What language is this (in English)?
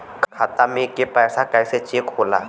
Bhojpuri